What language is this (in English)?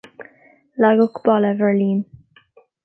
Irish